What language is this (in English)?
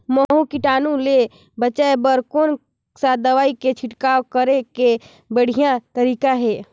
Chhattisgarhi